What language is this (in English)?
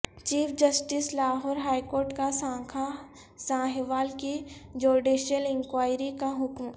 Urdu